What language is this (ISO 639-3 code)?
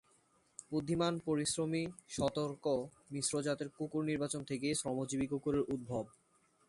ben